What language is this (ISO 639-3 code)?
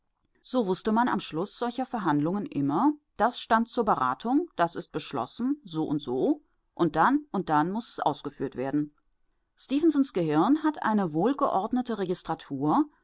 deu